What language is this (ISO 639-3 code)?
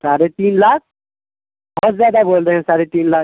urd